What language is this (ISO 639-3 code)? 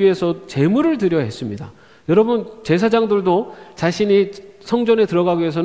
kor